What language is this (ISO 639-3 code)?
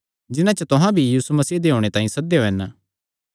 xnr